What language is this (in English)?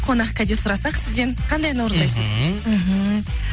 Kazakh